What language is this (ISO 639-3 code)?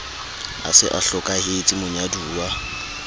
sot